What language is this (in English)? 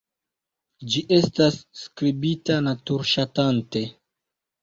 Esperanto